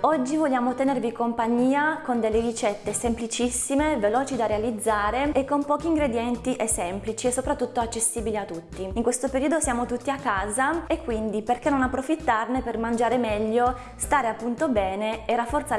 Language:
Italian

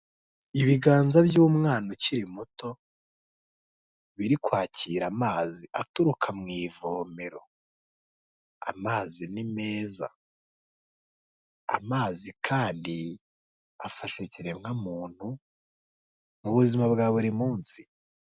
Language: Kinyarwanda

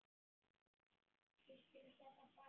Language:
Icelandic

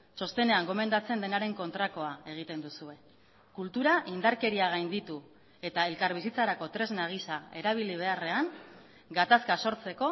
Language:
Basque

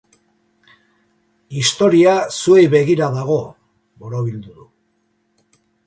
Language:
Basque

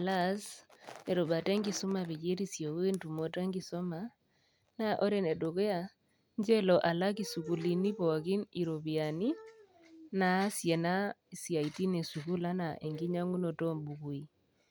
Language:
Masai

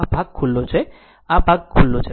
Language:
Gujarati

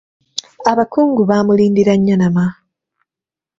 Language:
Ganda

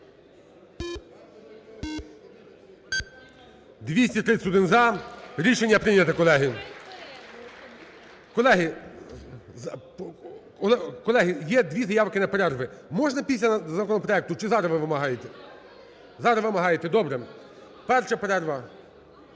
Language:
Ukrainian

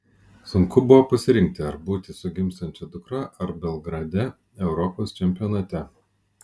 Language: Lithuanian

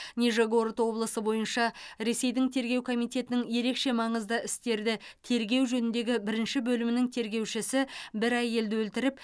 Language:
Kazakh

